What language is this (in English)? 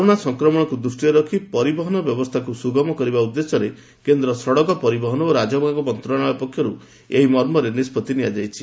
Odia